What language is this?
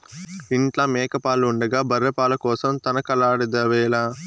Telugu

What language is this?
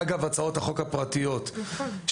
Hebrew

